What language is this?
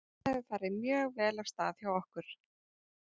Icelandic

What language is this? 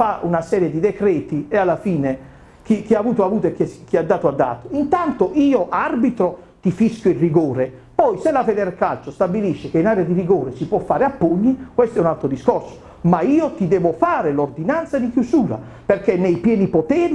Italian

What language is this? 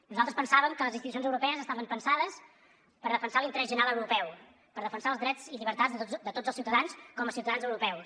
Catalan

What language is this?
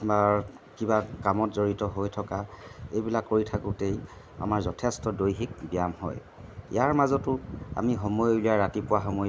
Assamese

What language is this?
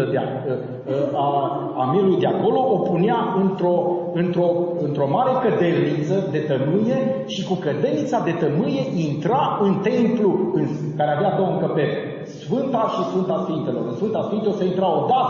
Romanian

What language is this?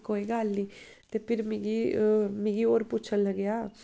Dogri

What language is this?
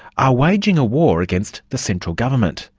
English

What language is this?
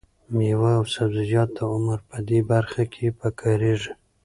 Pashto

